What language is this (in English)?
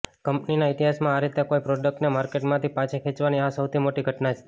Gujarati